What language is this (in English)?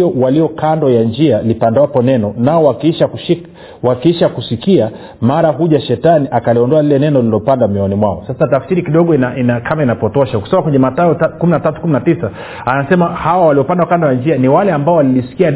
Swahili